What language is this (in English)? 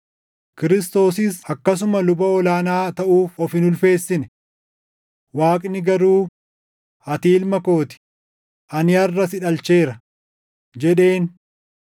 Oromo